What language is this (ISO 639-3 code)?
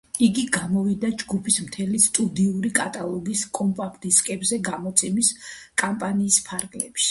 kat